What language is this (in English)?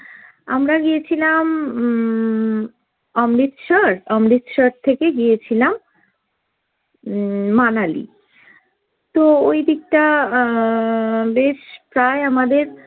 Bangla